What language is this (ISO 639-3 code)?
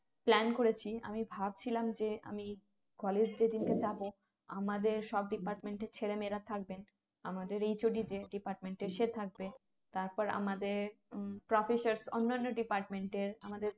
ben